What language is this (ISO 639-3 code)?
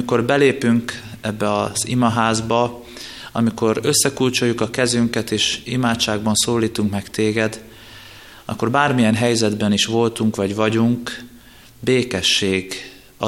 hun